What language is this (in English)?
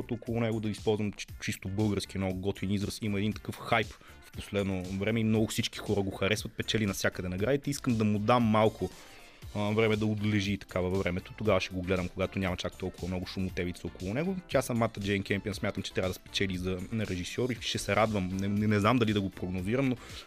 Bulgarian